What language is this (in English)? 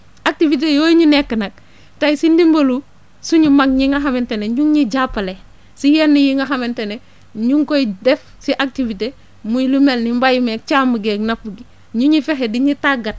Wolof